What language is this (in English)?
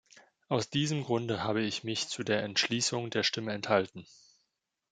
German